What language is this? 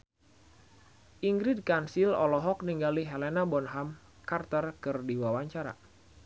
Sundanese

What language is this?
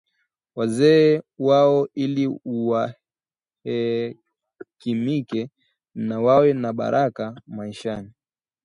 Swahili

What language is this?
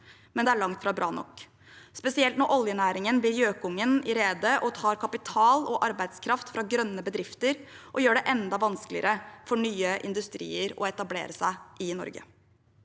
Norwegian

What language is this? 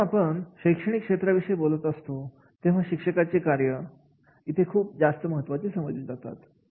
Marathi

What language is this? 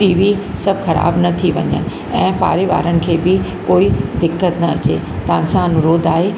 Sindhi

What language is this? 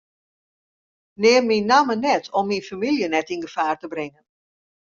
Western Frisian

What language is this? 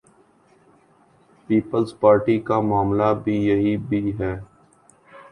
Urdu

